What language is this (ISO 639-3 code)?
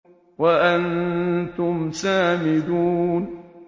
ara